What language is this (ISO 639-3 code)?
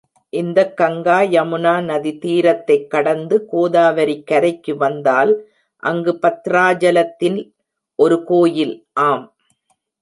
tam